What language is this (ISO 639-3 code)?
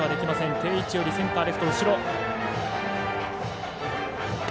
jpn